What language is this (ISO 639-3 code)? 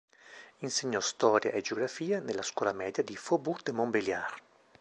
ita